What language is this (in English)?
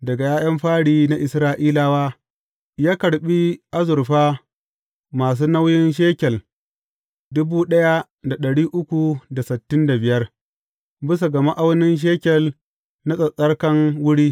Hausa